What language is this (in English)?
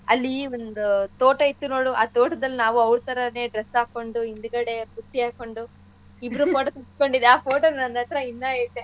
Kannada